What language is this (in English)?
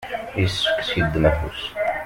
Kabyle